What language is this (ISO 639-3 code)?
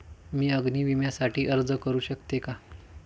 mar